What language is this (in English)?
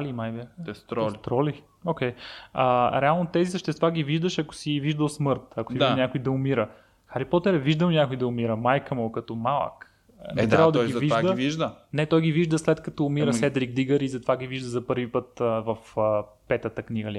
Bulgarian